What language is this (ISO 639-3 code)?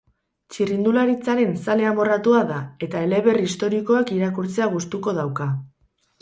eus